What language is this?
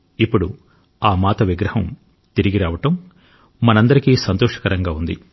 Telugu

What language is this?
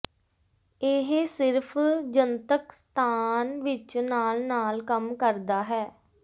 Punjabi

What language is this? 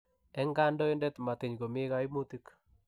Kalenjin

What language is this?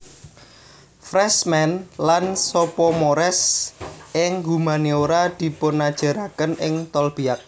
Javanese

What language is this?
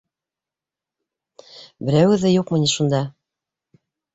Bashkir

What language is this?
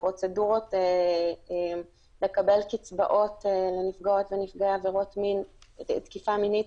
Hebrew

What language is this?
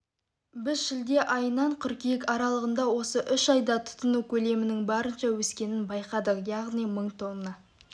Kazakh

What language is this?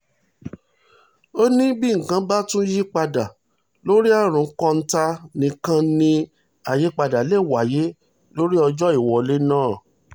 Yoruba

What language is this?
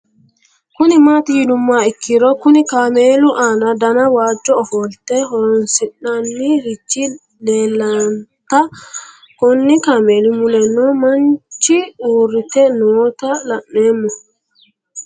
Sidamo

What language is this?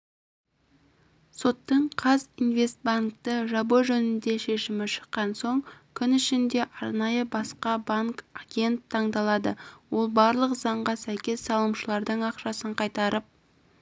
Kazakh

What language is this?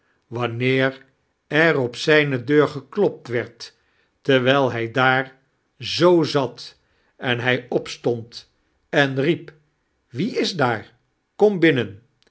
Dutch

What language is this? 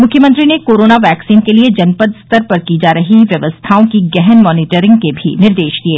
Hindi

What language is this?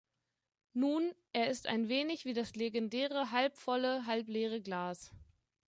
German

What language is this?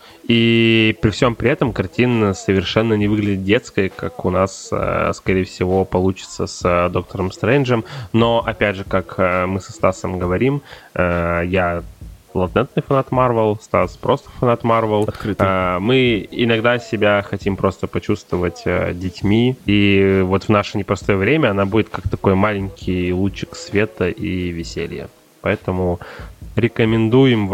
Russian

